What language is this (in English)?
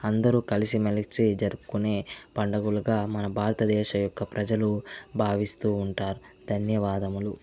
Telugu